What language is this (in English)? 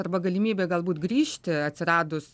Lithuanian